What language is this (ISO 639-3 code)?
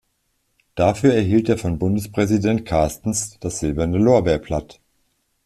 deu